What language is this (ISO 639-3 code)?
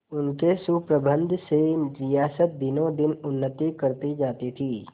hin